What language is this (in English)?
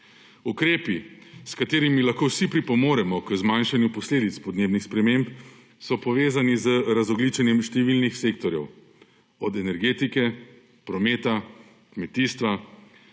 Slovenian